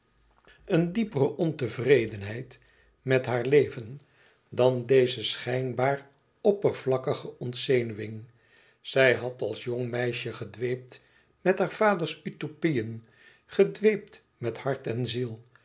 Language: Dutch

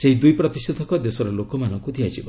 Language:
Odia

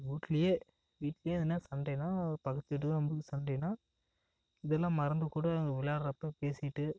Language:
Tamil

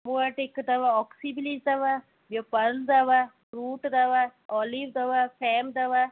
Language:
Sindhi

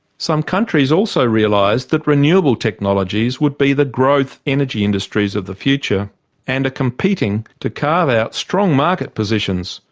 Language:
English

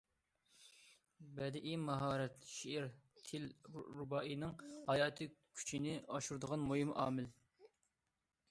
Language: Uyghur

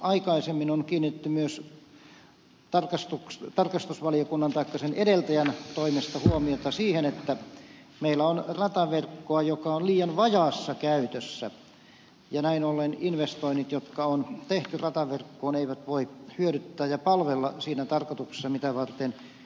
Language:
Finnish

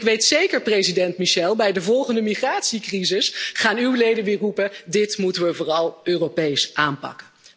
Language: Dutch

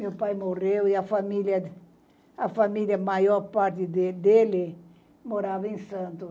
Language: Portuguese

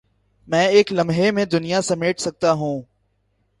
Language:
Urdu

